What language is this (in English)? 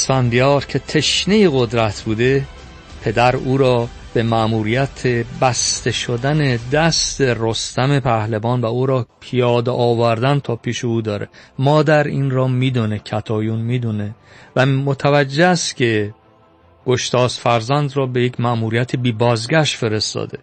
Persian